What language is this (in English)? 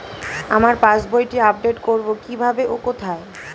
Bangla